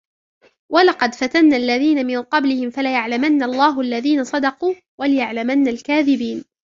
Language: Arabic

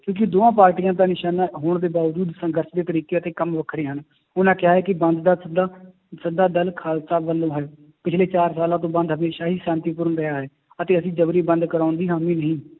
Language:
Punjabi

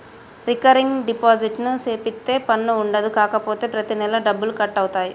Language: Telugu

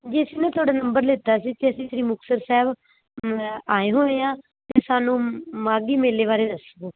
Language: Punjabi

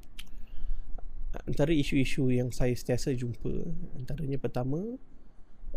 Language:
Malay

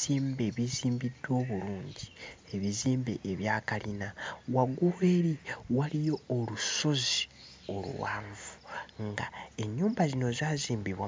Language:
Ganda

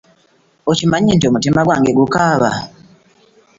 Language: Ganda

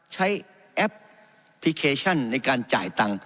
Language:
Thai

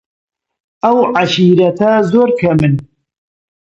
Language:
Central Kurdish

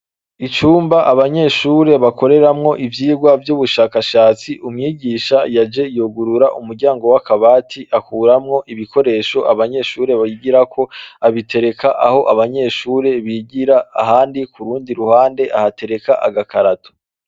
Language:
Rundi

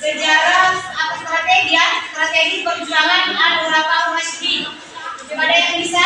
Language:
Indonesian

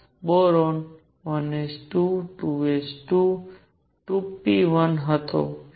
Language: Gujarati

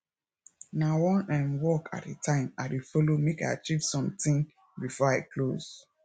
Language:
Nigerian Pidgin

